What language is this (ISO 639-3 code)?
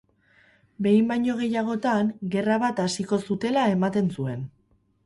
eus